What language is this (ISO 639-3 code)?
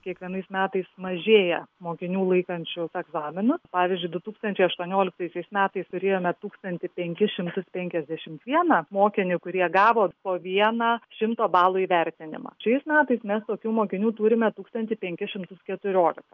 lit